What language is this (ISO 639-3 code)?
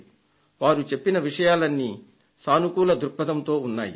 tel